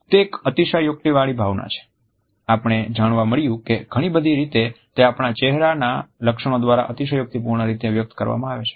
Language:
Gujarati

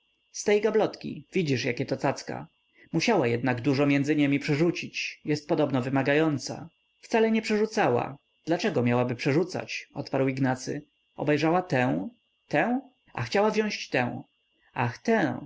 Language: Polish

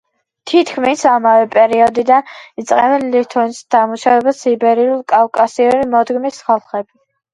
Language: Georgian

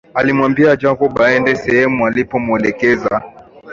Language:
Swahili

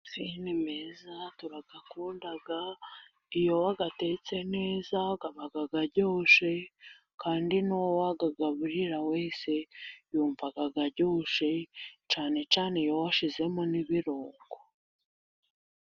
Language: Kinyarwanda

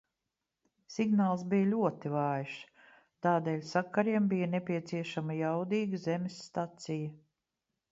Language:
Latvian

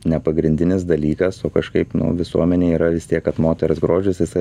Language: Lithuanian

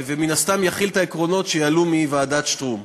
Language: Hebrew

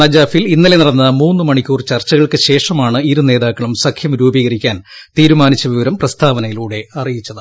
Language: Malayalam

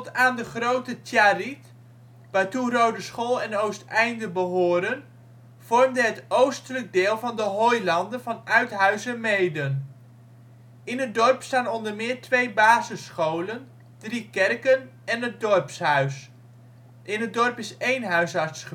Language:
Dutch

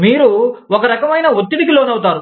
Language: Telugu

